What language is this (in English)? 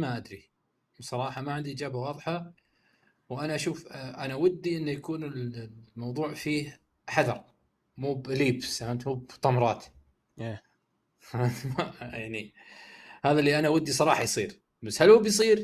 Arabic